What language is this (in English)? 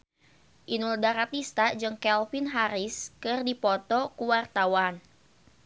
Sundanese